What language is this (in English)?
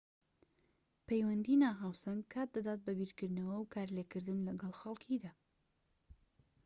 Central Kurdish